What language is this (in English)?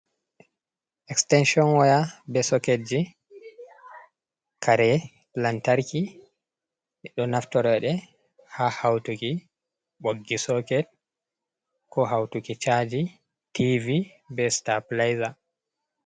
Fula